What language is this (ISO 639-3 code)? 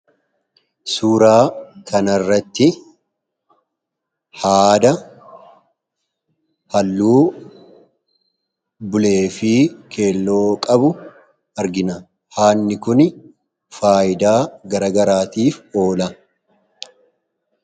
orm